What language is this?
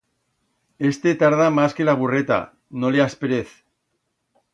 Aragonese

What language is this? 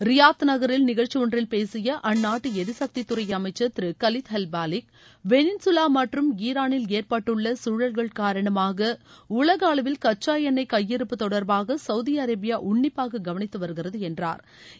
Tamil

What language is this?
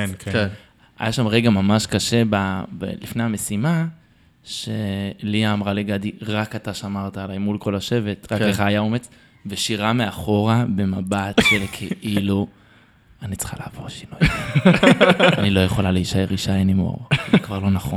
Hebrew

